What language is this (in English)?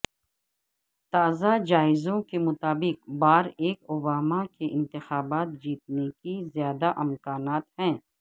Urdu